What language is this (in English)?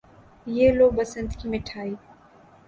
Urdu